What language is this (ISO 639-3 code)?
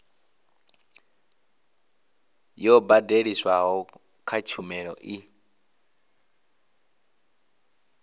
ven